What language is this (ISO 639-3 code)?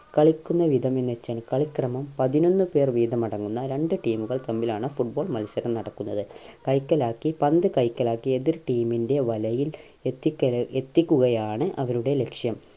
mal